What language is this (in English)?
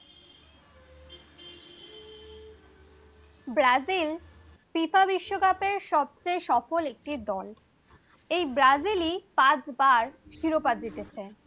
Bangla